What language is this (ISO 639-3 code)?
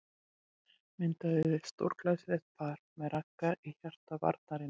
isl